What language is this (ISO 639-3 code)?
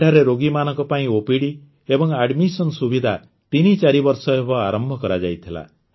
ori